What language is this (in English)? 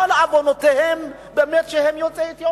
Hebrew